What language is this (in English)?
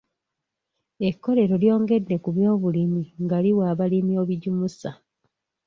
Ganda